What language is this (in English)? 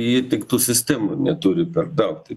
Lithuanian